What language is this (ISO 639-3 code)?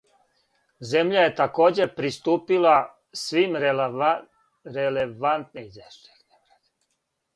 srp